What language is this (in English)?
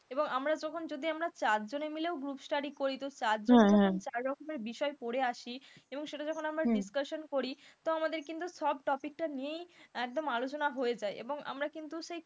Bangla